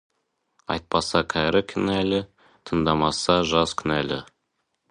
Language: Kazakh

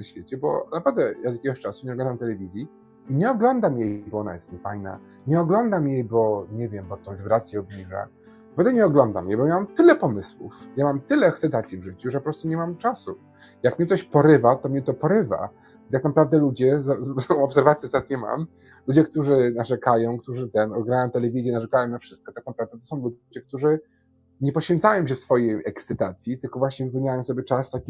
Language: Polish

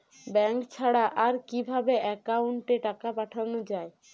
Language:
Bangla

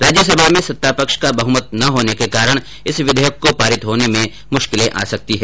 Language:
Hindi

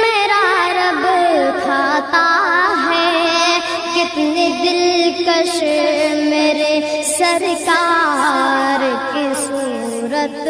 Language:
Urdu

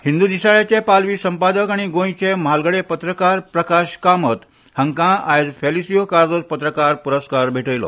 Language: Konkani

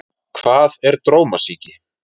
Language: Icelandic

